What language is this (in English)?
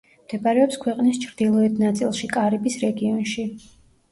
Georgian